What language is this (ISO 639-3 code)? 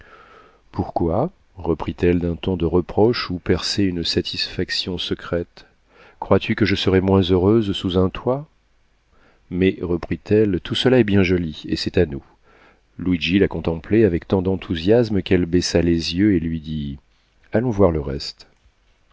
fra